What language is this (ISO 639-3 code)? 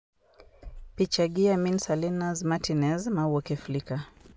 luo